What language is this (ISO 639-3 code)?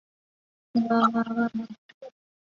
zho